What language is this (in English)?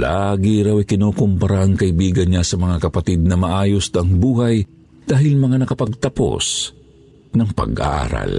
Filipino